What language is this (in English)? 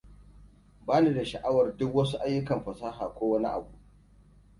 Hausa